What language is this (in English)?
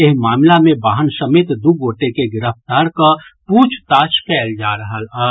Maithili